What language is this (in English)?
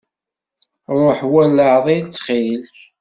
Kabyle